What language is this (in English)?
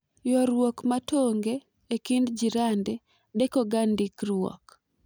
Luo (Kenya and Tanzania)